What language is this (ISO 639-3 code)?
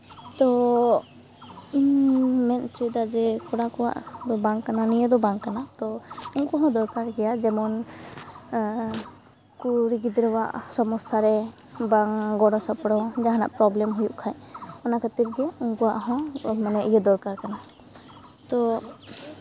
sat